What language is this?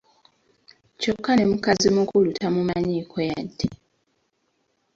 Ganda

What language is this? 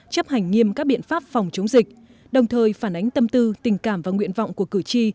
Vietnamese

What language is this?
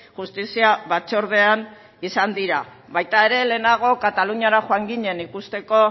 Basque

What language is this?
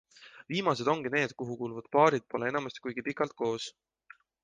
Estonian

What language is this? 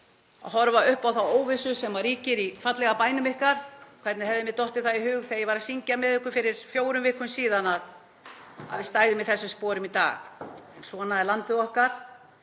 Icelandic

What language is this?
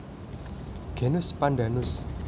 Javanese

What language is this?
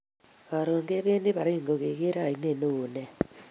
Kalenjin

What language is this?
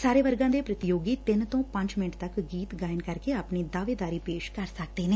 Punjabi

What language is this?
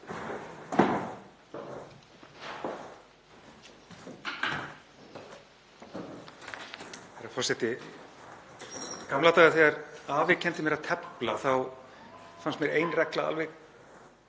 Icelandic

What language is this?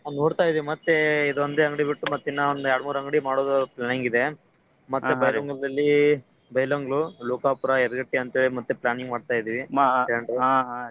Kannada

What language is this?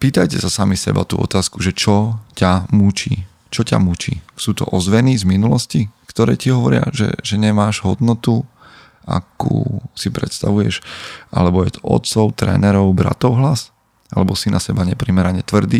Slovak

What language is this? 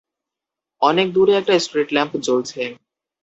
Bangla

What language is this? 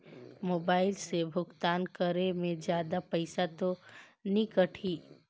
Chhattisgarhi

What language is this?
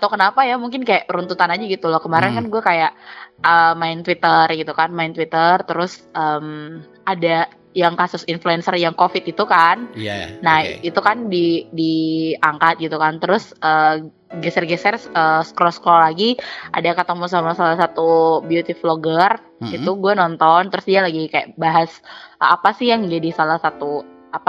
Indonesian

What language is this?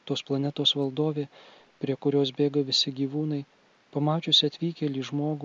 Lithuanian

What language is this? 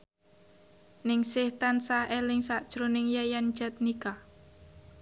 Javanese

